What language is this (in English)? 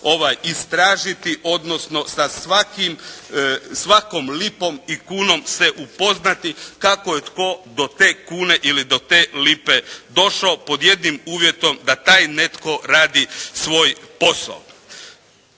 Croatian